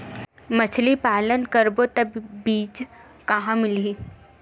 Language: Chhattisgarhi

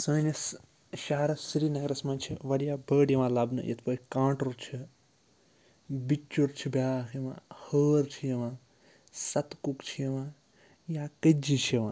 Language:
Kashmiri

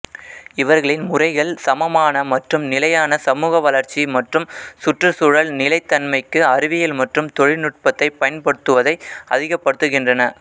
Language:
Tamil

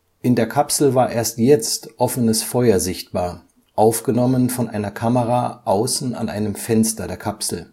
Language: German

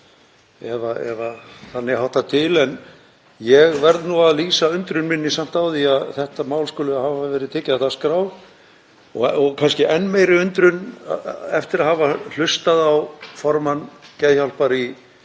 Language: Icelandic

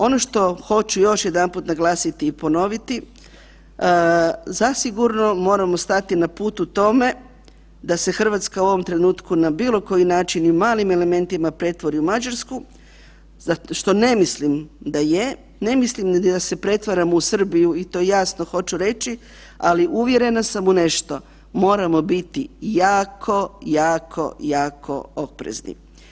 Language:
Croatian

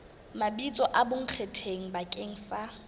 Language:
Southern Sotho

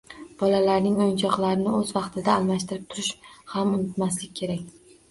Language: Uzbek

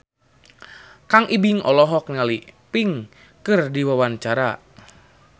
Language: Sundanese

